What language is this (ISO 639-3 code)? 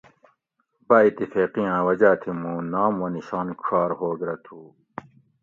gwc